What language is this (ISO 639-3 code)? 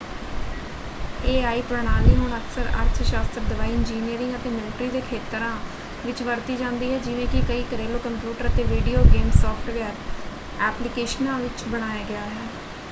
pan